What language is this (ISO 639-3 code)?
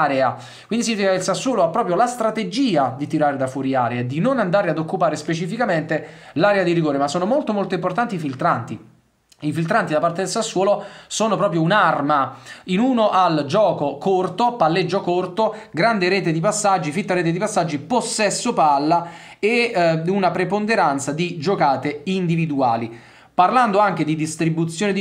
ita